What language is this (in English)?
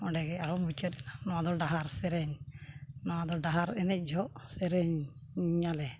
Santali